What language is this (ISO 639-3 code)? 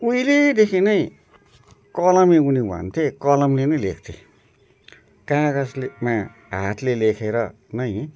nep